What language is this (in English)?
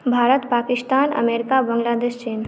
Maithili